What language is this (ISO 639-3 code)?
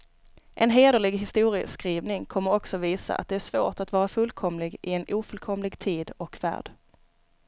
swe